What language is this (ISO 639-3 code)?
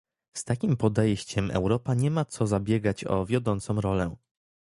pol